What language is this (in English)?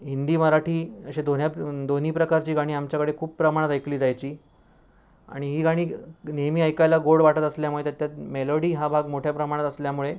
Marathi